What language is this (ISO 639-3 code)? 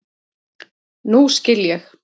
isl